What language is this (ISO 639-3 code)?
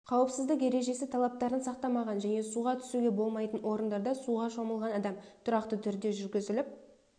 kaz